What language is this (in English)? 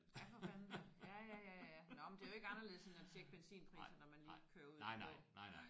Danish